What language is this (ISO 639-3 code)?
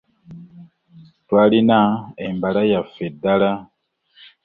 lug